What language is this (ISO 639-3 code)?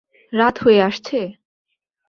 ben